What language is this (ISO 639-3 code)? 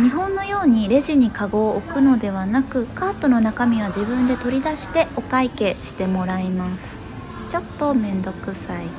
jpn